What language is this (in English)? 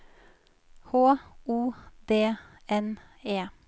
Norwegian